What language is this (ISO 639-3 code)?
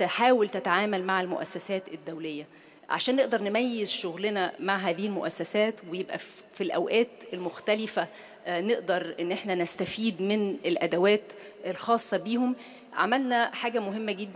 ara